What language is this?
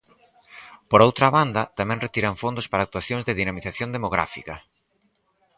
Galician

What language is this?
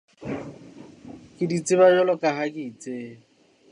Southern Sotho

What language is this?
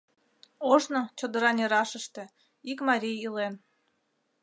Mari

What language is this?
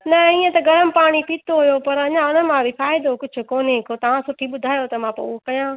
Sindhi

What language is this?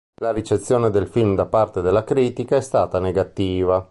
Italian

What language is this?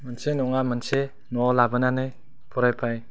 Bodo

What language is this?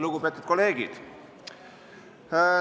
Estonian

